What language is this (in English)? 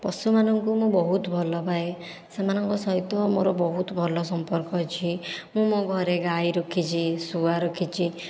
Odia